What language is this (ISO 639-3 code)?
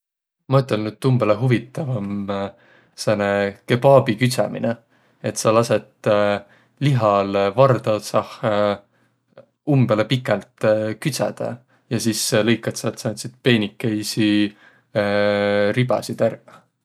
vro